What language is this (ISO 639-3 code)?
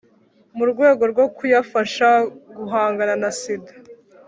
kin